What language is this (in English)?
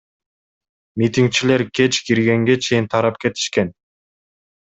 Kyrgyz